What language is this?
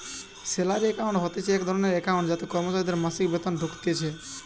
Bangla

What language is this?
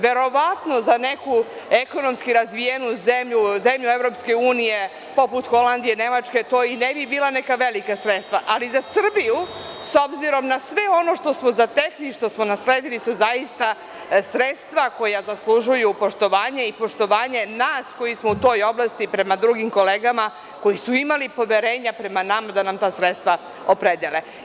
Serbian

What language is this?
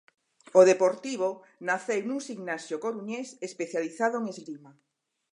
Galician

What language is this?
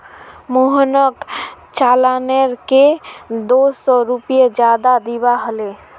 Magahi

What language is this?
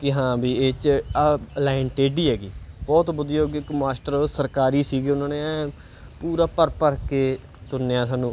Punjabi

